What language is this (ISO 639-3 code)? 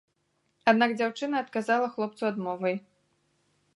bel